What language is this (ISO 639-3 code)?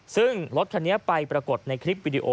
tha